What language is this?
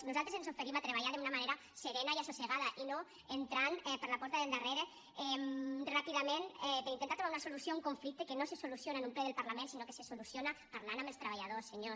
Catalan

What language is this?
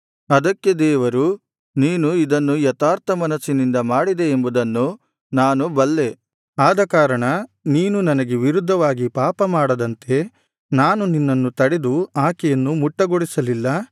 Kannada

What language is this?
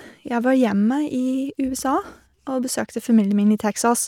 Norwegian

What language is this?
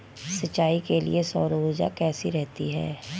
Hindi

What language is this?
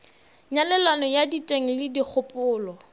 Northern Sotho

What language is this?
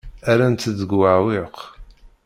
Kabyle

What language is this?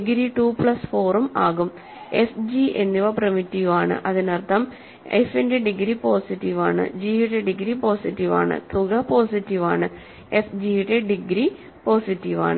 Malayalam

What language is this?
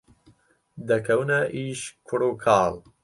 Central Kurdish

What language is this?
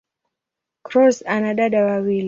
Swahili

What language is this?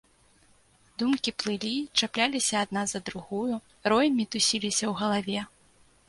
Belarusian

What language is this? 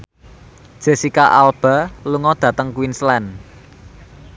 Javanese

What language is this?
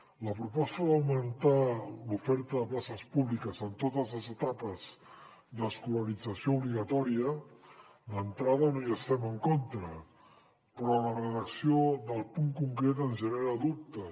Catalan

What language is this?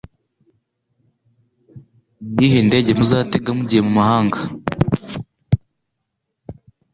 Kinyarwanda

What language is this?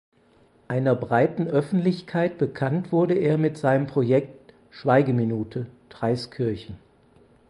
German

